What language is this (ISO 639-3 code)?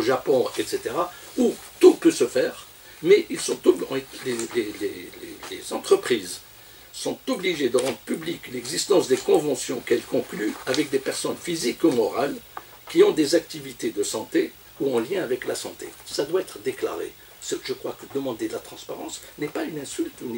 fra